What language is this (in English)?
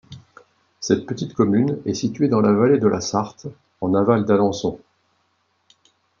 French